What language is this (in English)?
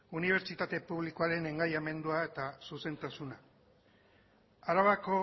Basque